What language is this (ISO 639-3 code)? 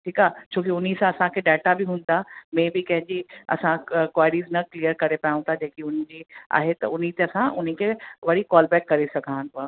snd